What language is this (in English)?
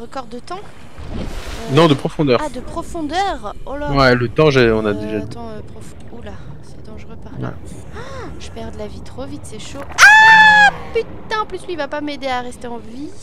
French